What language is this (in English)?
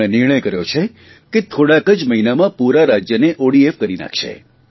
Gujarati